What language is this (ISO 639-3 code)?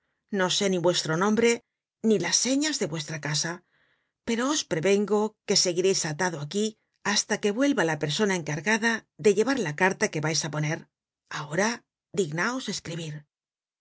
spa